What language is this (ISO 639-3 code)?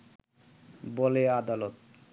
ben